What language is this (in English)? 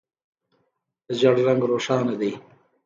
Pashto